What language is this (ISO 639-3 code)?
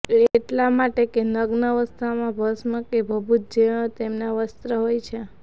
guj